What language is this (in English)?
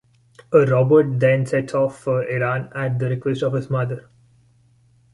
English